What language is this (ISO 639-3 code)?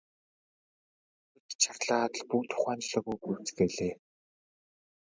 mon